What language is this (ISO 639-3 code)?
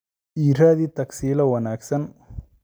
som